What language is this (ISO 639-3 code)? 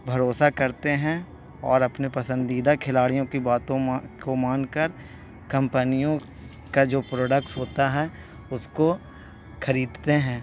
urd